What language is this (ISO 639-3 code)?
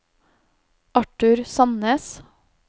nor